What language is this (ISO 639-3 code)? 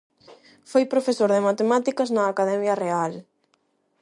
glg